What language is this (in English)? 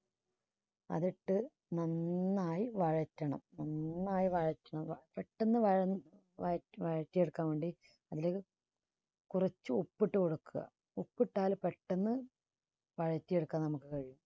Malayalam